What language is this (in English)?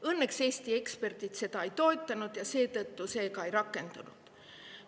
Estonian